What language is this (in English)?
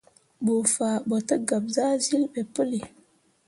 Mundang